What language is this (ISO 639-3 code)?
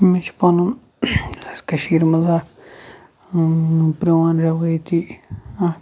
kas